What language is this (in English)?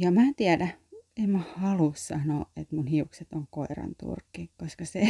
Finnish